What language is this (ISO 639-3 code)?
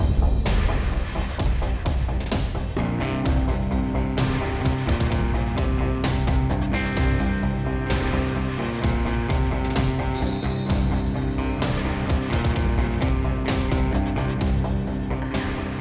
ind